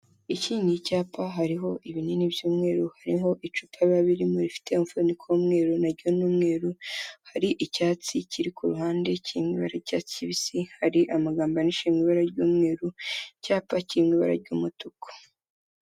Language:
Kinyarwanda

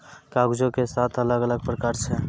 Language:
Maithili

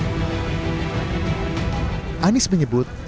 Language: Indonesian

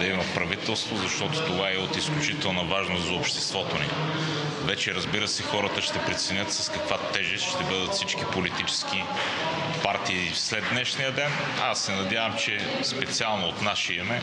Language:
Bulgarian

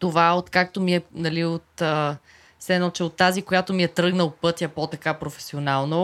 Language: Bulgarian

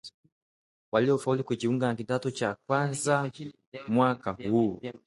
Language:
Swahili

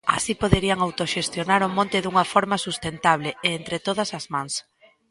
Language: Galician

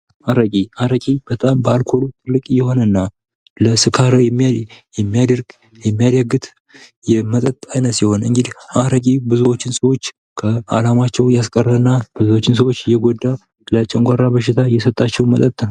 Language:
Amharic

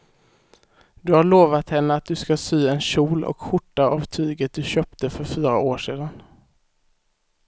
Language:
Swedish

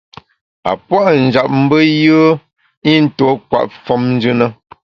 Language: Bamun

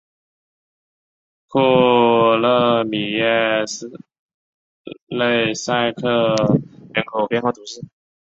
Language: Chinese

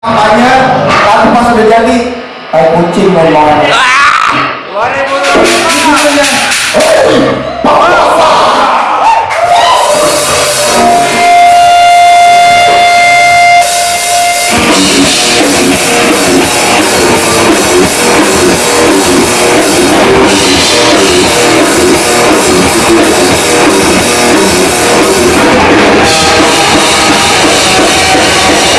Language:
Indonesian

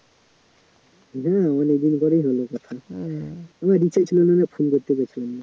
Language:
Bangla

